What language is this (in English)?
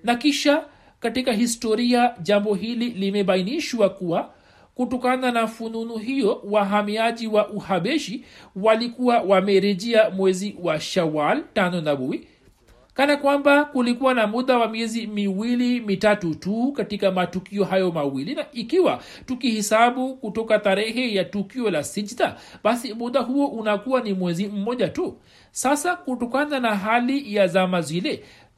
Swahili